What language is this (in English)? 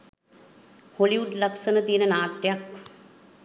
Sinhala